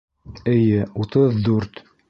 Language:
Bashkir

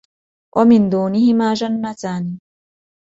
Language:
Arabic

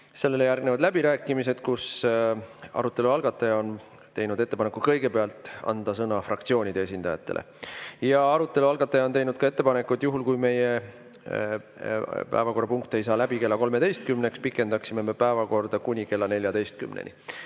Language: Estonian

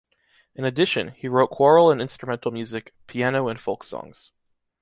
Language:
English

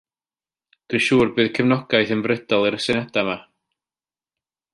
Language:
Welsh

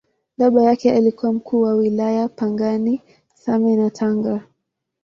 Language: Swahili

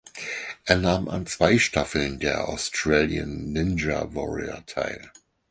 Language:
German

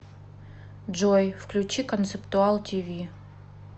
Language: Russian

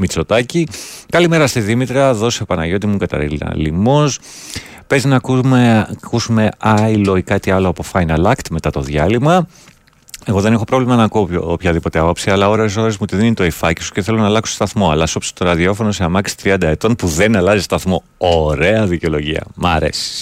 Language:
Greek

